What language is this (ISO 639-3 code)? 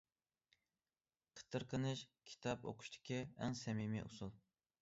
uig